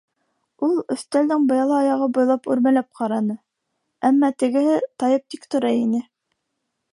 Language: Bashkir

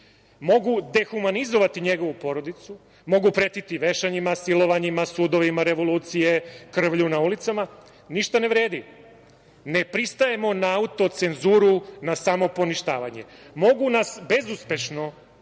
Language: Serbian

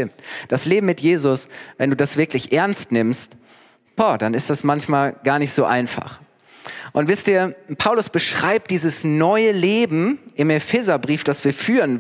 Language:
German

